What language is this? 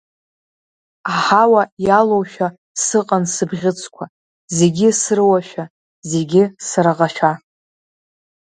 Abkhazian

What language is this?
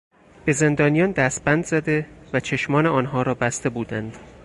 Persian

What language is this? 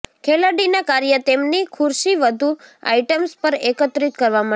Gujarati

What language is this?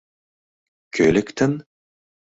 Mari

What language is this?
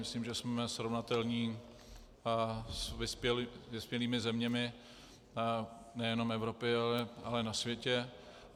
Czech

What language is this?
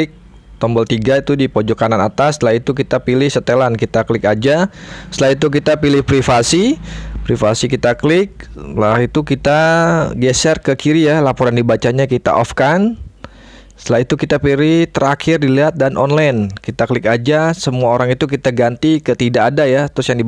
Indonesian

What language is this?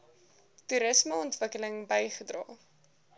Afrikaans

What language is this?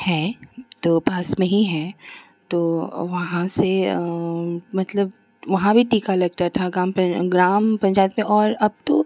Hindi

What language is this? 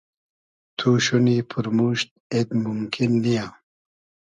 Hazaragi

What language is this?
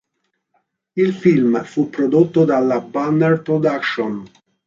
Italian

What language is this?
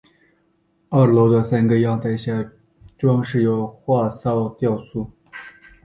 Chinese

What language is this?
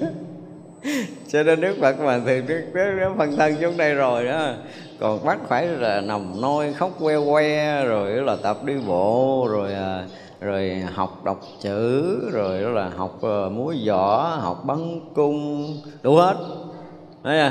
Vietnamese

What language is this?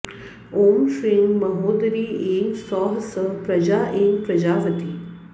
Sanskrit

